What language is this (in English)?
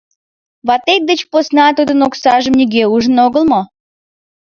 Mari